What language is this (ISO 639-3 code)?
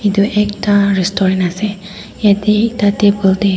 nag